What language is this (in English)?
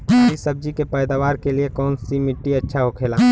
Bhojpuri